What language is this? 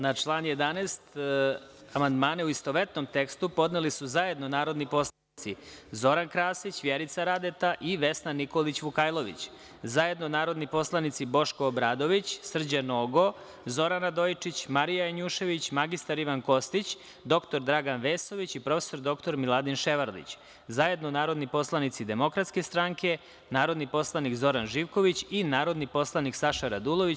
Serbian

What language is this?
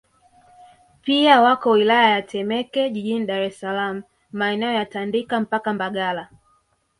Swahili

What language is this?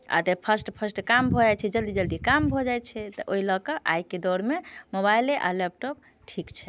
Maithili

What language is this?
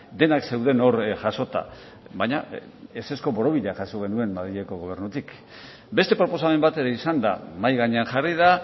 Basque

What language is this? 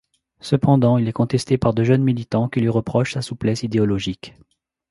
French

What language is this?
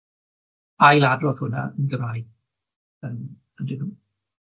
Welsh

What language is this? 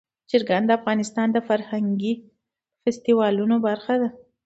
Pashto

